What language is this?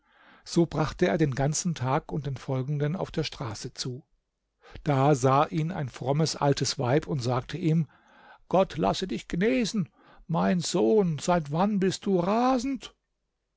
German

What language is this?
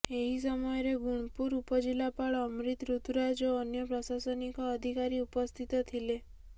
Odia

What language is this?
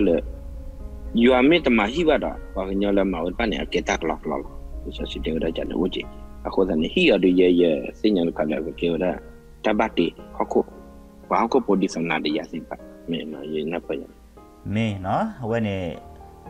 Thai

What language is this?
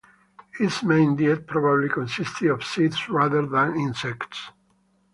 English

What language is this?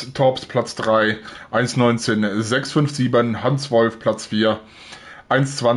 German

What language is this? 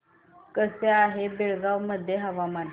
Marathi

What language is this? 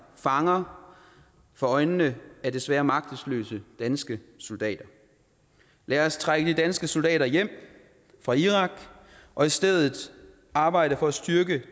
Danish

